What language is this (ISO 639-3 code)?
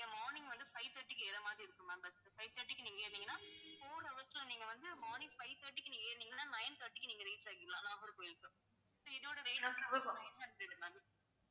tam